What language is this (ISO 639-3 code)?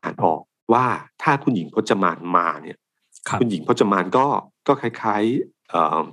tha